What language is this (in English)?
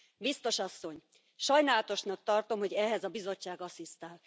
Hungarian